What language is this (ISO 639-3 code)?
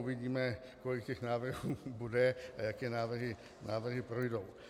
ces